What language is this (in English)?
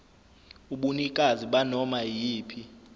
Zulu